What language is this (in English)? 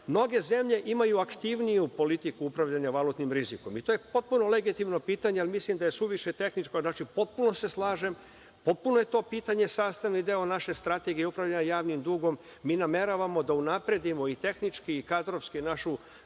Serbian